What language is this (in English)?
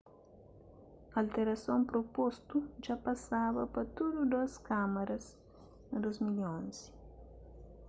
Kabuverdianu